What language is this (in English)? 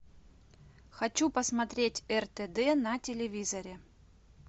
Russian